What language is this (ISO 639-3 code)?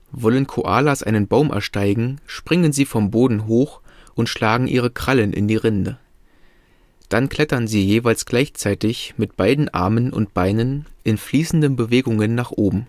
deu